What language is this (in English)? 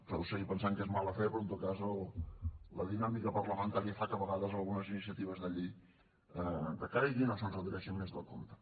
Catalan